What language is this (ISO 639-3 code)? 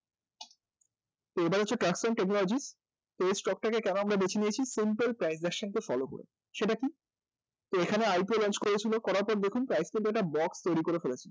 ben